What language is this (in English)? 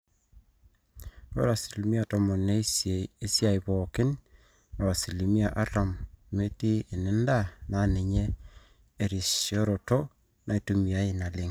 Masai